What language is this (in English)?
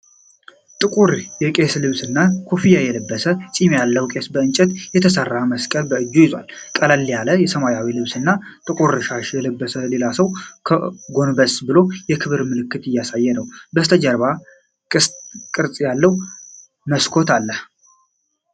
Amharic